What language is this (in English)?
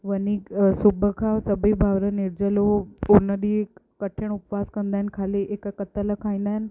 Sindhi